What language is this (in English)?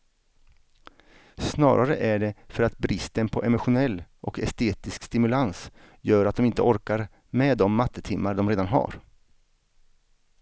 Swedish